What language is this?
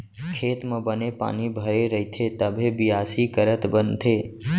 Chhattisgarhi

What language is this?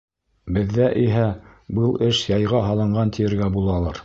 Bashkir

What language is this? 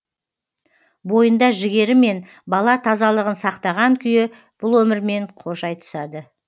Kazakh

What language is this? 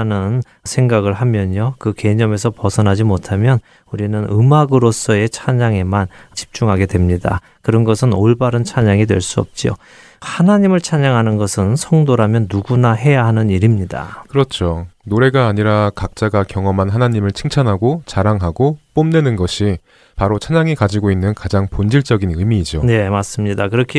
Korean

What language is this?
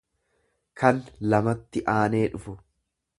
Oromo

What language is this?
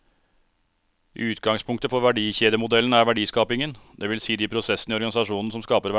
Norwegian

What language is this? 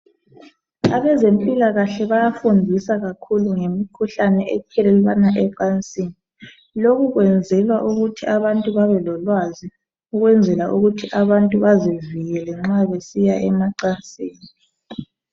North Ndebele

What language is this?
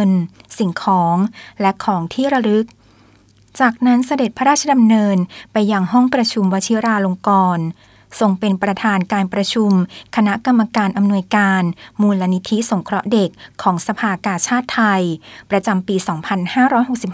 Thai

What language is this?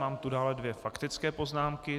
Czech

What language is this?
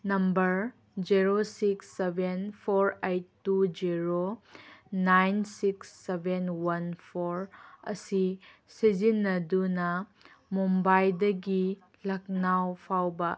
Manipuri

